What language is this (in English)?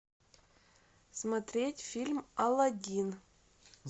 Russian